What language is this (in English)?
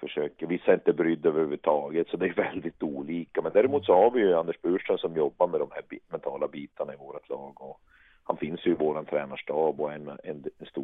Swedish